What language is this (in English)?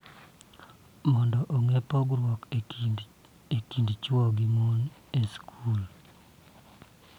Luo (Kenya and Tanzania)